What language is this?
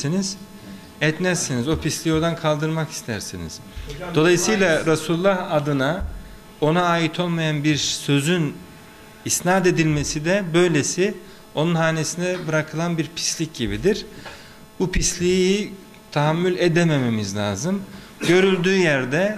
Turkish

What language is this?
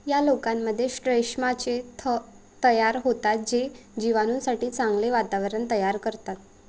Marathi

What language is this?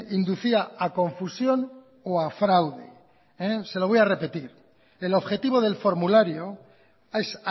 Spanish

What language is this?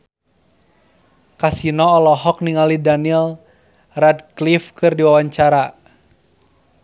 Sundanese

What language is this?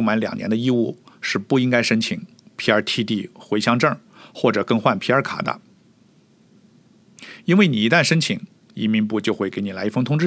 Chinese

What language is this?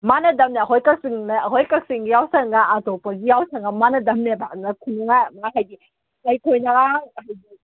Manipuri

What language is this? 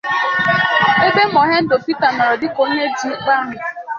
Igbo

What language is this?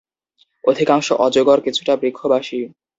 Bangla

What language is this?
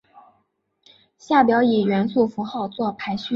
Chinese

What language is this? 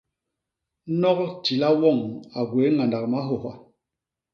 Basaa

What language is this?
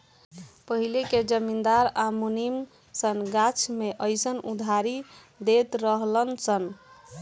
Bhojpuri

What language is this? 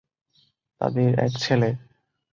Bangla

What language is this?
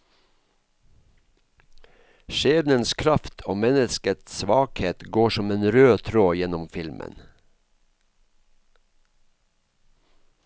Norwegian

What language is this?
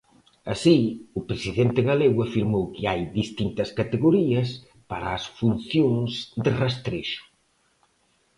Galician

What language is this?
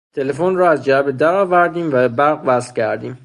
Persian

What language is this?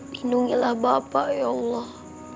Indonesian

